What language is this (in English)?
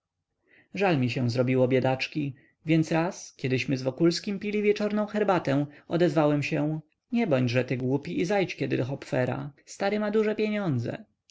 Polish